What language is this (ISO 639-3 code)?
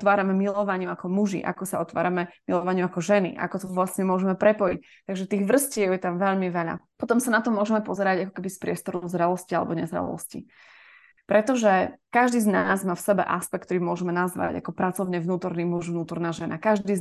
slk